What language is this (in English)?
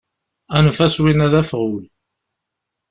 Kabyle